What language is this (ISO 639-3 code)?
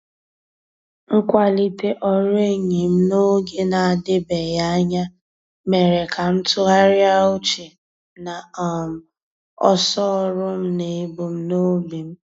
ibo